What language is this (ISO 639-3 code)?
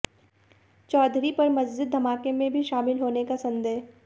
hin